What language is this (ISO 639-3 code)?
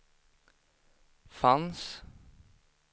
swe